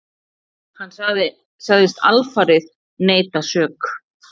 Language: Icelandic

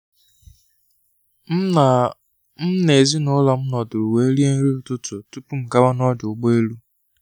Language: Igbo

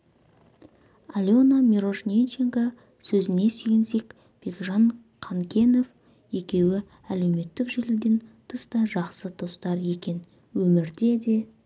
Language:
Kazakh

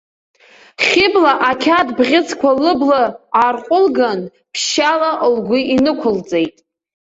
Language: Abkhazian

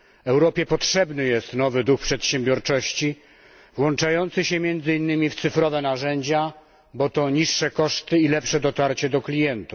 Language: Polish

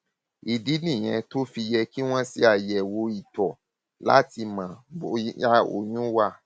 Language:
Yoruba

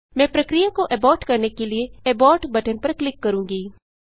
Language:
Hindi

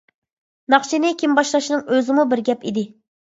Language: Uyghur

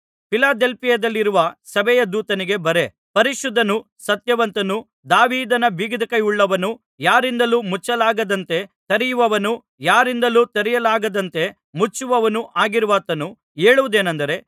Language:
Kannada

